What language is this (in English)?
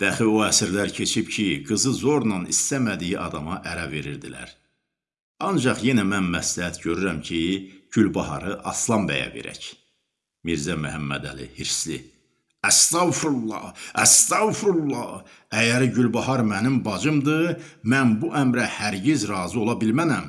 Turkish